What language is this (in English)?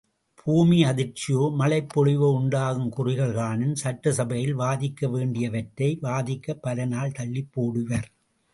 Tamil